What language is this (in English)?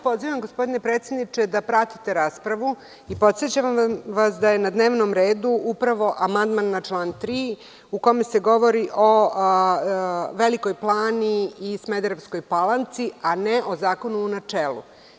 Serbian